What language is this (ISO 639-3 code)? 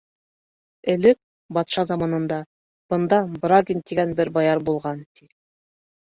bak